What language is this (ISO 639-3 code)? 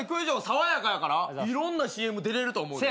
jpn